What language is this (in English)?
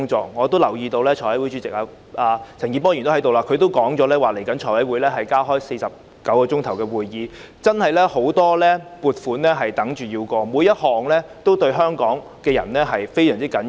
Cantonese